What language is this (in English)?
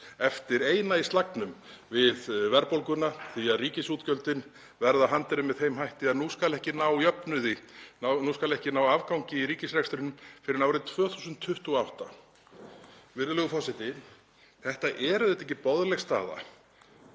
Icelandic